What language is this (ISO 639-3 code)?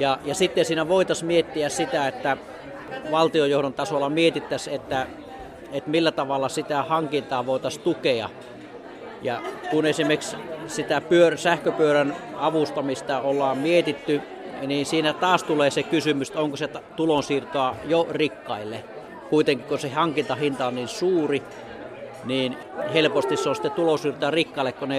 fin